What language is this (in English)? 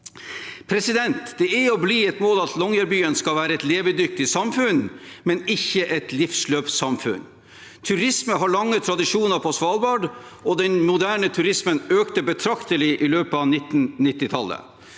Norwegian